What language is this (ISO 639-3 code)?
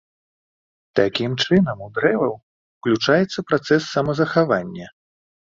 bel